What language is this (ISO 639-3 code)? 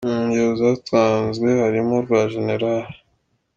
kin